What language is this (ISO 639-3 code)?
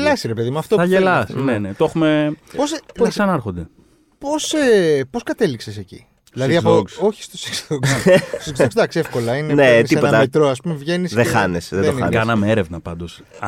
ell